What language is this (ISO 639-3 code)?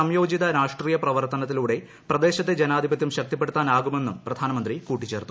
mal